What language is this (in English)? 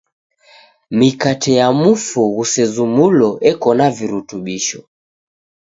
Taita